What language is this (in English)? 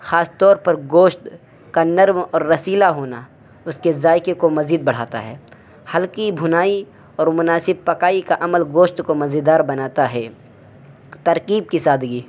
Urdu